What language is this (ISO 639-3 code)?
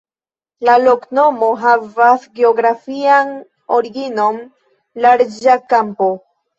epo